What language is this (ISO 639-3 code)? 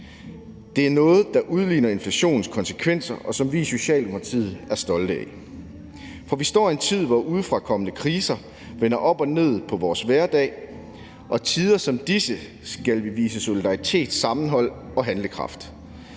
dan